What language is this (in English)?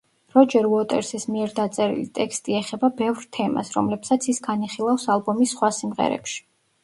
Georgian